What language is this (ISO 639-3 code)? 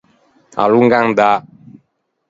lij